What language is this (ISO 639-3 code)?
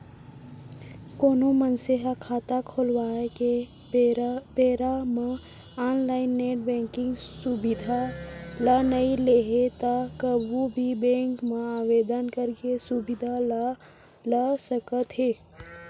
hne